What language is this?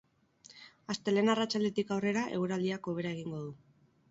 Basque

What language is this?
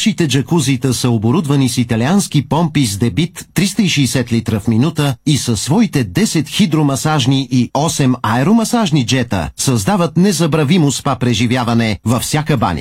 Bulgarian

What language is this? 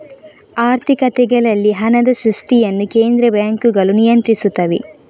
Kannada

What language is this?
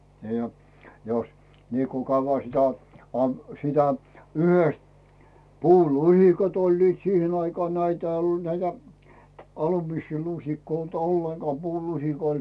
Finnish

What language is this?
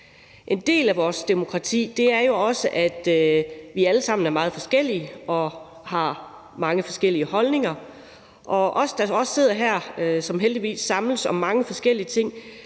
Danish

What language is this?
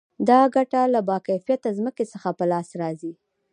Pashto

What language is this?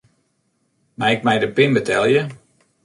Western Frisian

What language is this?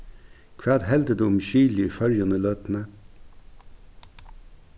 Faroese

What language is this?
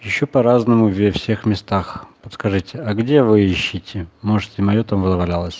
Russian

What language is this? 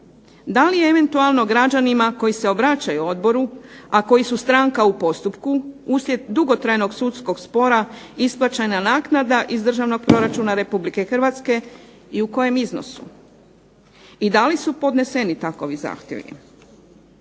Croatian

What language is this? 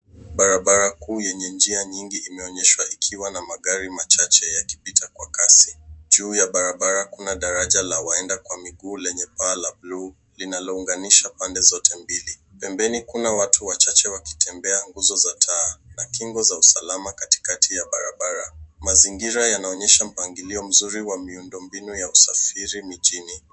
Swahili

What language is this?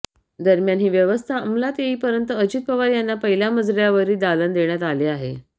Marathi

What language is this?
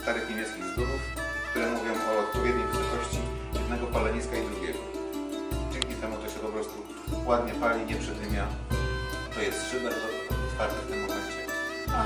Polish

